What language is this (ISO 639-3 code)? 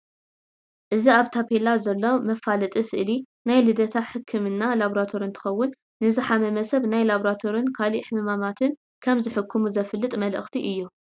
tir